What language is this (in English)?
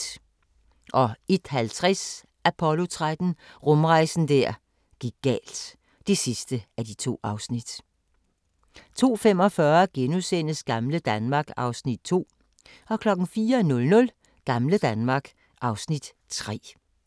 Danish